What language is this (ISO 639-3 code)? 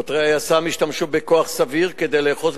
heb